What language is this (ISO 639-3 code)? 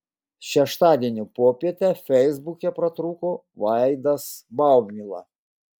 lit